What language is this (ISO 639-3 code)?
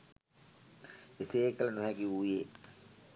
sin